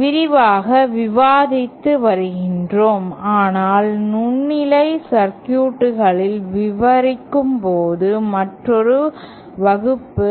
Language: Tamil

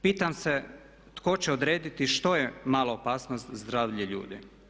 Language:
Croatian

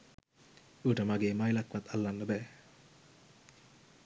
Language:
Sinhala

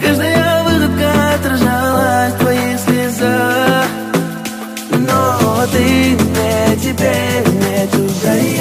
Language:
Romanian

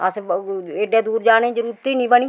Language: Dogri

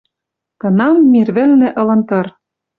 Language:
Western Mari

